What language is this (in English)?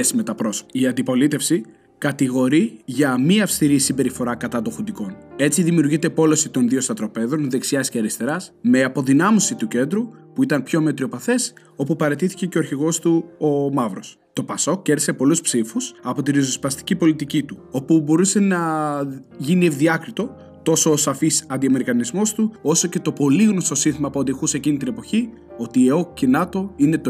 Greek